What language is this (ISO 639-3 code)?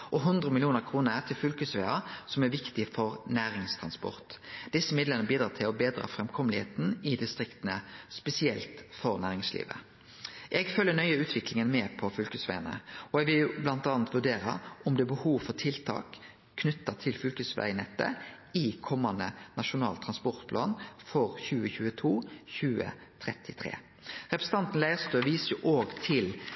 nno